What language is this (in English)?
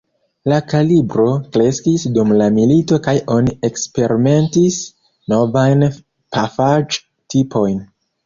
Esperanto